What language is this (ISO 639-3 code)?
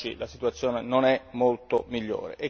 ita